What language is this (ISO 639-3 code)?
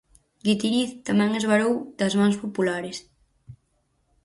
glg